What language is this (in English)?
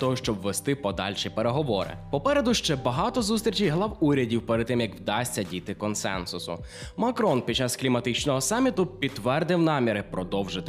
Ukrainian